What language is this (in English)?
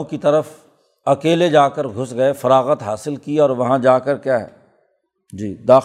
Urdu